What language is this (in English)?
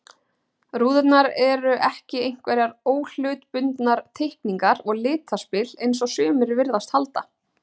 Icelandic